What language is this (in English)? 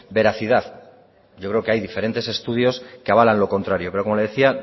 Spanish